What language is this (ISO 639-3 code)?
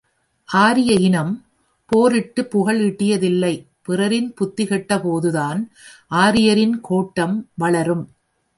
tam